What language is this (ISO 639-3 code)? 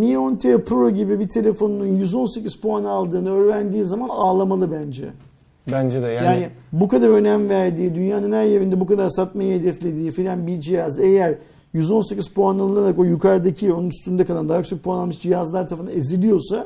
tur